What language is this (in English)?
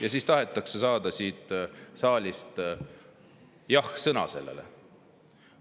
Estonian